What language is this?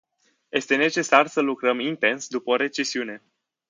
Romanian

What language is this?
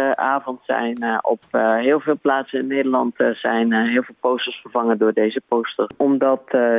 Dutch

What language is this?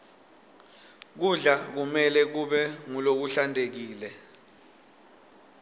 Swati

